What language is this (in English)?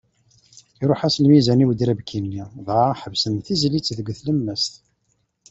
Kabyle